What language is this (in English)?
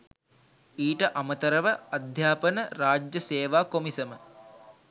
Sinhala